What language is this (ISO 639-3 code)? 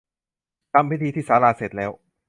tha